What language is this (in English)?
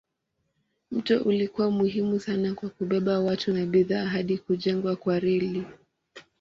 Swahili